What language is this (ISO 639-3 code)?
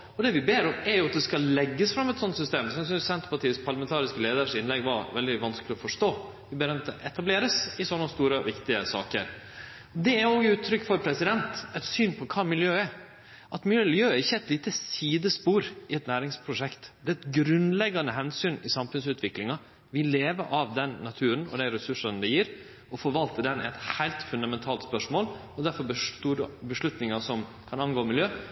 nno